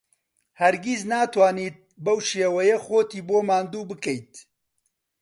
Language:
Central Kurdish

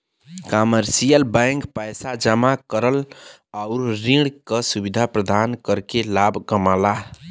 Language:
Bhojpuri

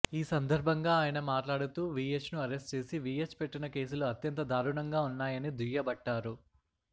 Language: Telugu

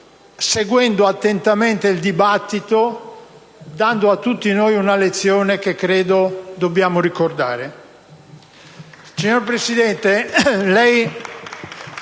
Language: Italian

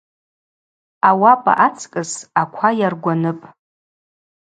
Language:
Abaza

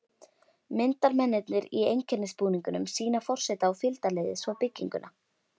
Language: Icelandic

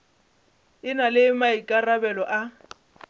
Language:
Northern Sotho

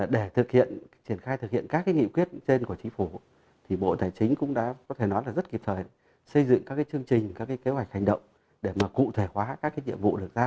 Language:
Vietnamese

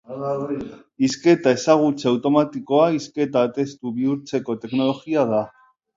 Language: Basque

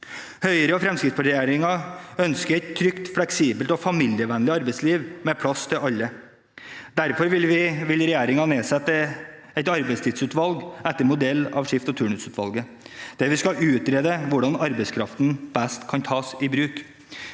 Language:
Norwegian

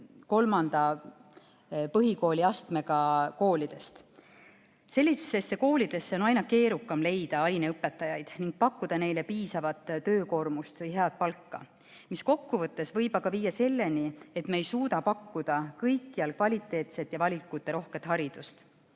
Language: Estonian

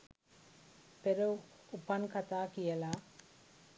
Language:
Sinhala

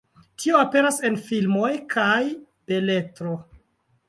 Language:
Esperanto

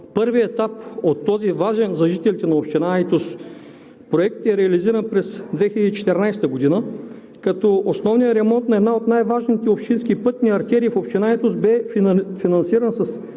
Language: Bulgarian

